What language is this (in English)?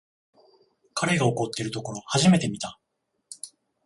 Japanese